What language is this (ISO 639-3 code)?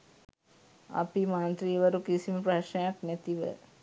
sin